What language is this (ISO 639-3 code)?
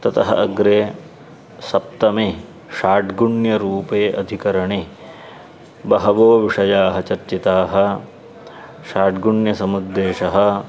san